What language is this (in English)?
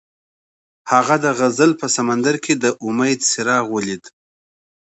Pashto